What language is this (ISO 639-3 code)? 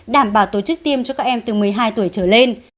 vie